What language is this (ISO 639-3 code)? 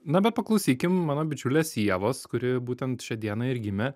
lit